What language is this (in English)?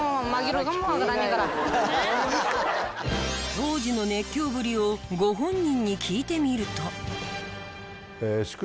Japanese